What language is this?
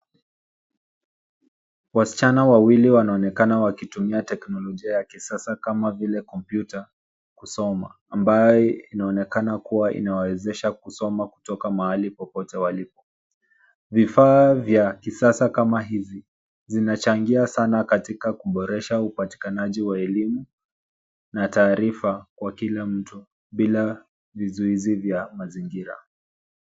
Swahili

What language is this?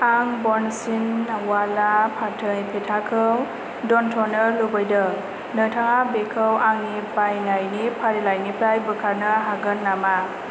Bodo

